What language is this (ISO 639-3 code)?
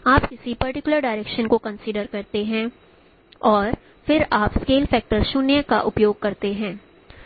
hin